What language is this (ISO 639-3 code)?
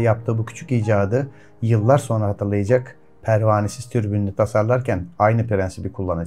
tur